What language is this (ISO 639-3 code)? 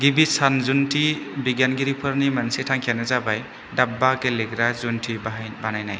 brx